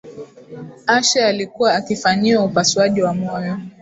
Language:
Swahili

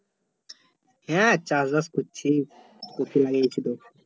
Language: Bangla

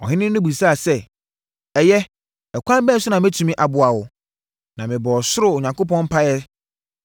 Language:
Akan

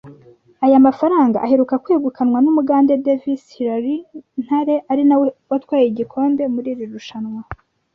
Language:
Kinyarwanda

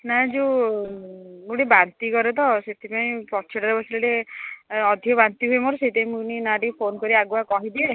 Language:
Odia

